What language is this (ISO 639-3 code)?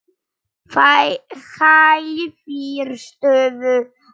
isl